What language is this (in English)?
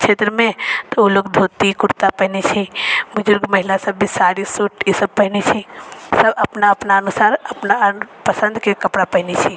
Maithili